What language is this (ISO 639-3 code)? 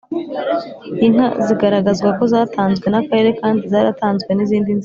kin